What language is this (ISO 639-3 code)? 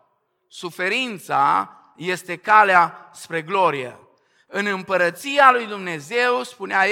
ron